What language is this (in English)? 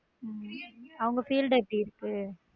Tamil